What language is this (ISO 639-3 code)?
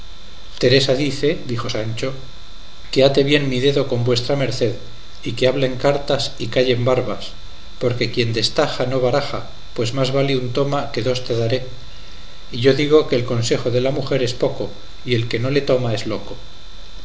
spa